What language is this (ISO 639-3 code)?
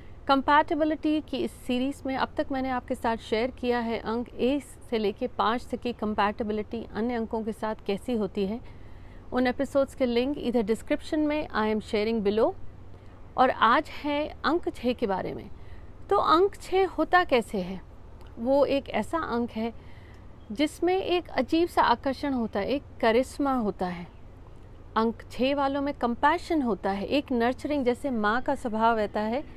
hin